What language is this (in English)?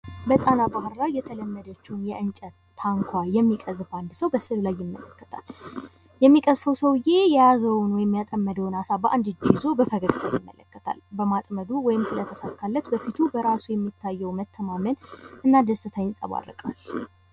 Amharic